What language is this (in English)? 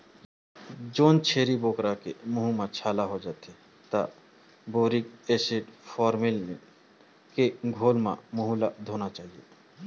Chhattisgarhi